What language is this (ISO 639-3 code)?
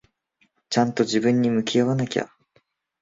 jpn